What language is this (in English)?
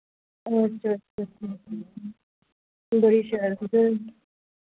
Dogri